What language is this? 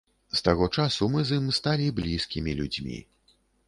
Belarusian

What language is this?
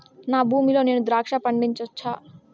Telugu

